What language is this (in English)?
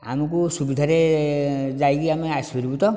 Odia